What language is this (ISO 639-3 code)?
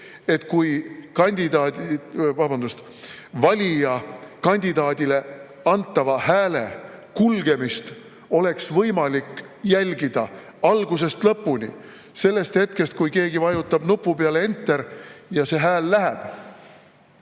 est